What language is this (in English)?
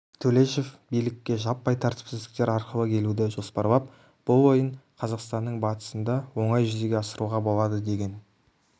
Kazakh